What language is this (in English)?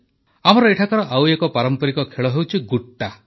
Odia